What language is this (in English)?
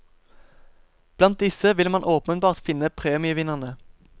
Norwegian